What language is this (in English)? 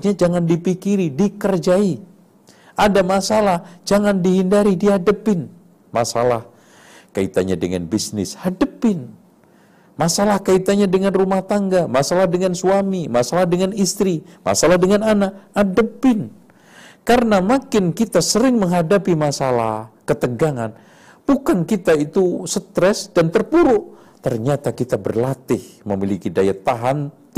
Indonesian